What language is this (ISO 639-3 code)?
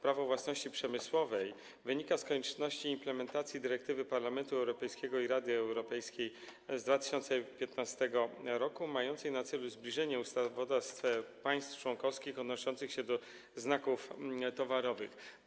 pol